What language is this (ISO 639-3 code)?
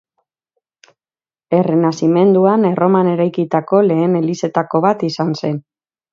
eus